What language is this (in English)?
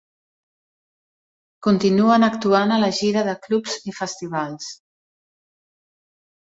Catalan